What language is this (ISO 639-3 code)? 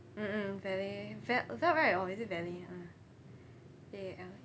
eng